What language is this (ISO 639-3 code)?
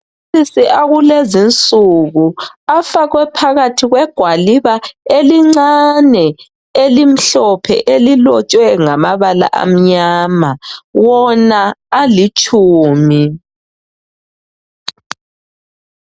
nde